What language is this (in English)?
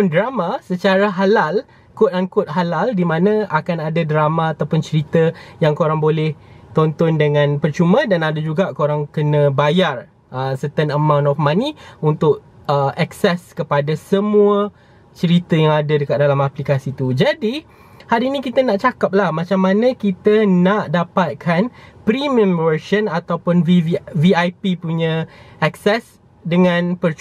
Malay